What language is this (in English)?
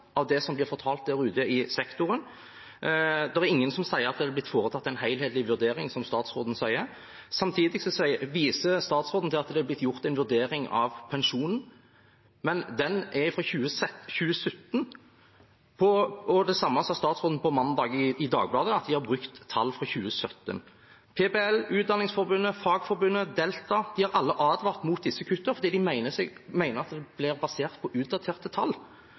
Norwegian Bokmål